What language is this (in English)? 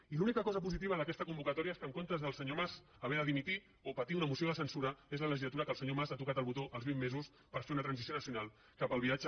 Catalan